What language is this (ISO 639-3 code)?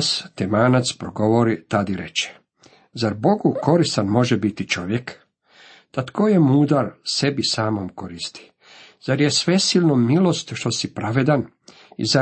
hrv